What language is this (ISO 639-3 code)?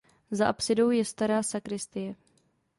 ces